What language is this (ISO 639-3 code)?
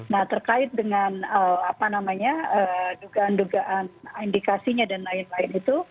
ind